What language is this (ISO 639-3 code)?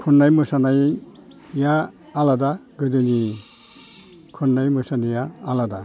brx